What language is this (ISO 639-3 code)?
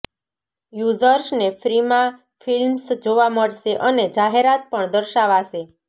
guj